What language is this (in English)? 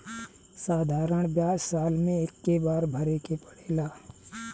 Bhojpuri